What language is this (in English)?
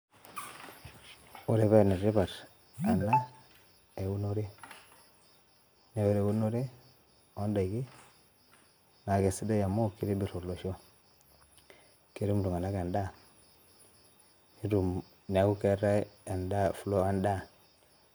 Masai